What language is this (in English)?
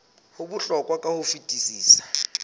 Southern Sotho